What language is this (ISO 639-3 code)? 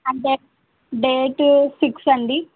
tel